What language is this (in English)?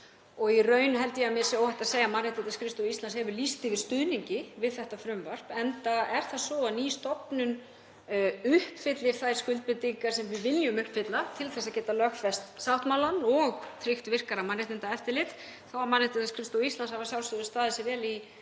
Icelandic